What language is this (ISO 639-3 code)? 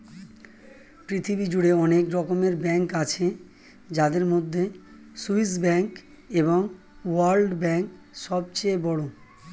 ben